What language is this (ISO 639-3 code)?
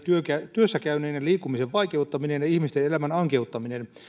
fin